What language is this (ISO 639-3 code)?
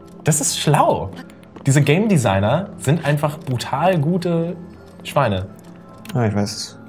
deu